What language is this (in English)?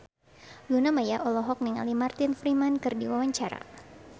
Sundanese